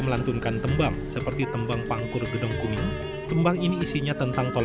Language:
Indonesian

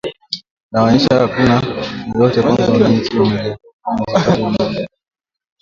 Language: Swahili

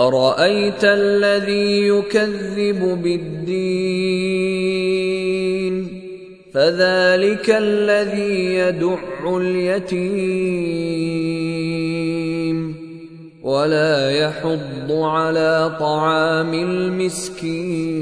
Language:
Arabic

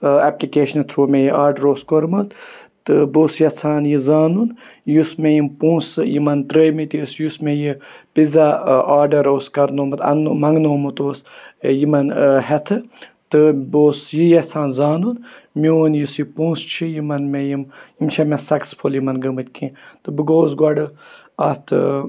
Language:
Kashmiri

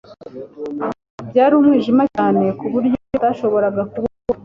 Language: Kinyarwanda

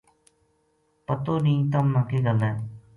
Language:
Gujari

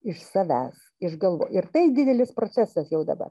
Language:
Lithuanian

